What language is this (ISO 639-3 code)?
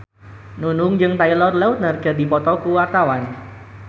sun